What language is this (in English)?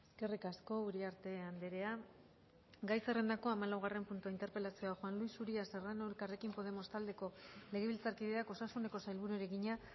Basque